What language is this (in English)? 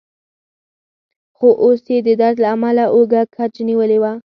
Pashto